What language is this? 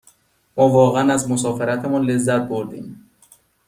Persian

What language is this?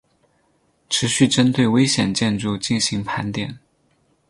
Chinese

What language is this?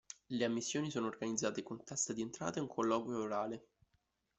Italian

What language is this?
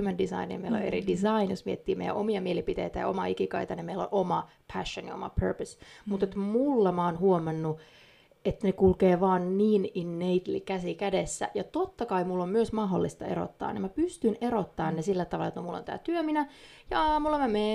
Finnish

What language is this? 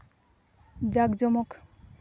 Santali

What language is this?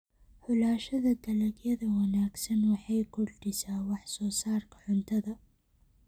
Somali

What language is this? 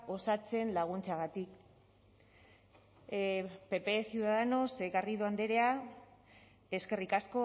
Basque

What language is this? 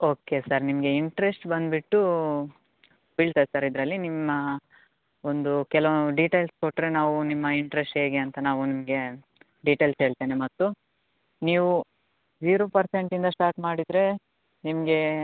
Kannada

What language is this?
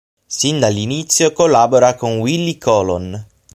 Italian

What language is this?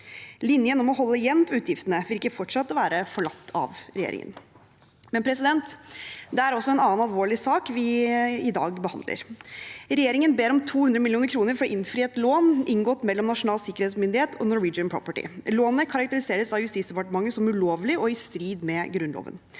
Norwegian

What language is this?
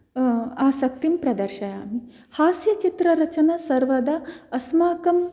Sanskrit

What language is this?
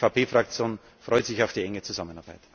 German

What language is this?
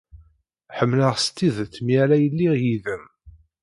Kabyle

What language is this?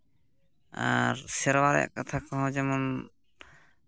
Santali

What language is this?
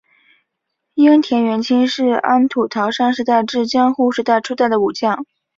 Chinese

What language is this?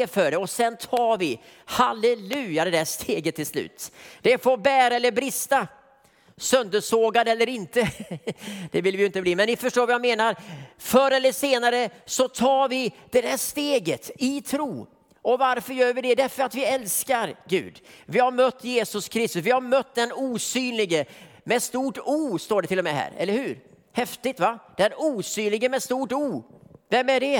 Swedish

